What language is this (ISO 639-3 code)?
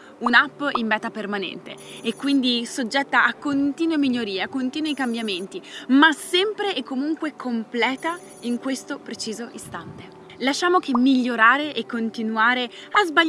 ita